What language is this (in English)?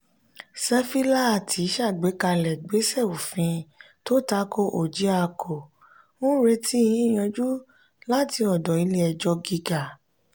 Yoruba